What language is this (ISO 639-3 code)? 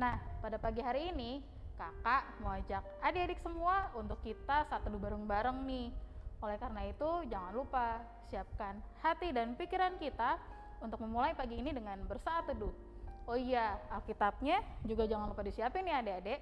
ind